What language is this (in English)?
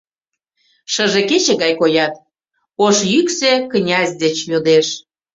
Mari